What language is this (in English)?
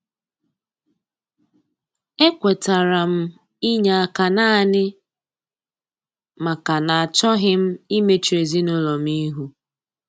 Igbo